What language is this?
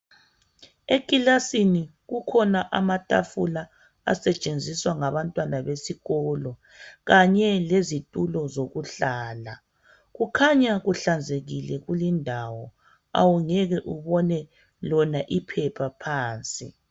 North Ndebele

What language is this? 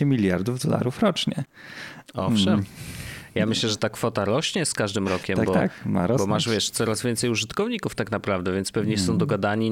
Polish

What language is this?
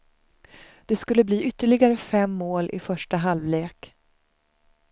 Swedish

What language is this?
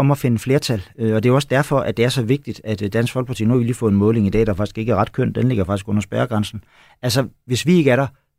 Danish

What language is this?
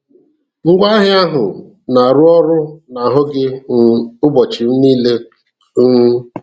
Igbo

